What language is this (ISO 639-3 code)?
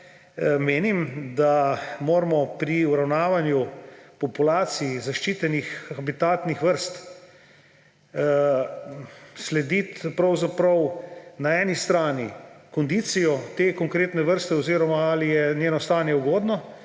slv